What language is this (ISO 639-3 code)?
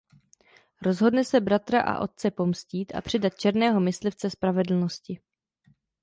ces